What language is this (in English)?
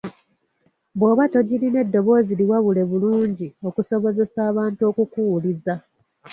Ganda